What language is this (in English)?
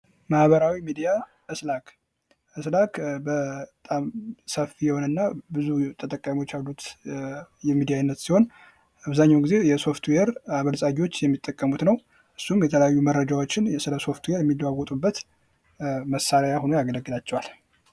Amharic